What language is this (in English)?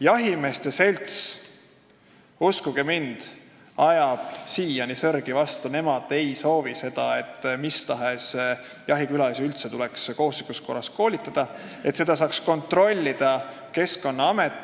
Estonian